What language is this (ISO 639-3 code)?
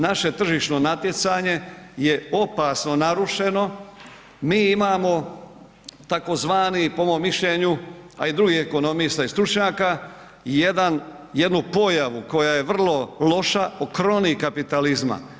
hrv